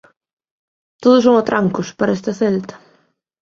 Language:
Galician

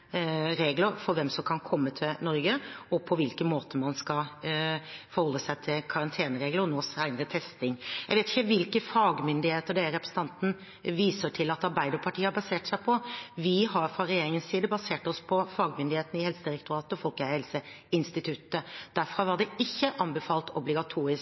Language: Norwegian Bokmål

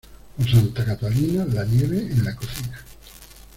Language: Spanish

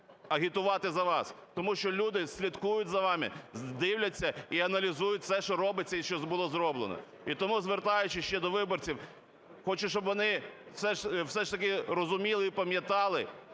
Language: Ukrainian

